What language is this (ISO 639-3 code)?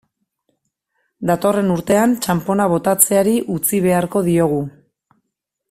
eus